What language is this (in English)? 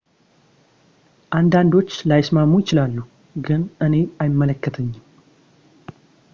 Amharic